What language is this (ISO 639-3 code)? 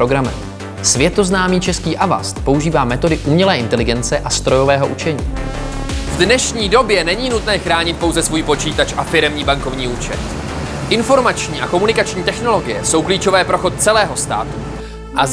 ces